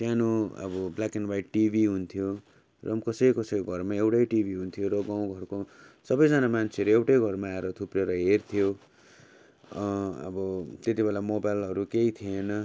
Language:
Nepali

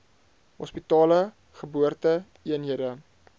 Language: Afrikaans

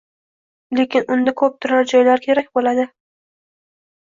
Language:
Uzbek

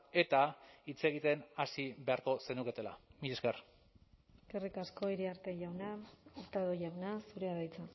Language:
Basque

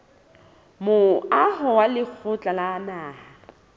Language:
Southern Sotho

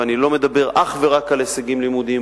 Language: Hebrew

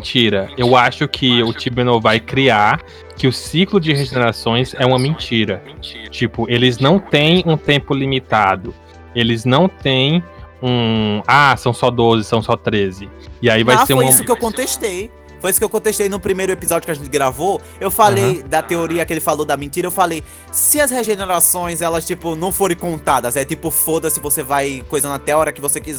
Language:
Portuguese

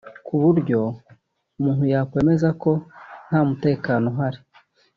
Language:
Kinyarwanda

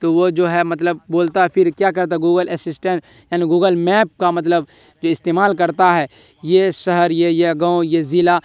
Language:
Urdu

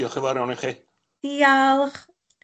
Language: Welsh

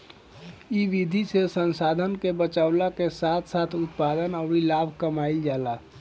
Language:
Bhojpuri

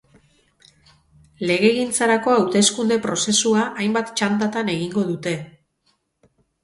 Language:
Basque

